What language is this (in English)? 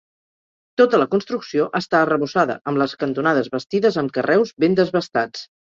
Catalan